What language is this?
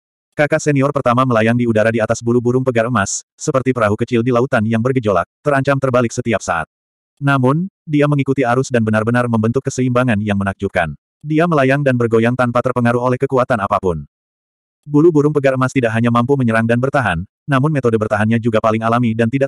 Indonesian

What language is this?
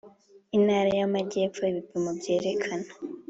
Kinyarwanda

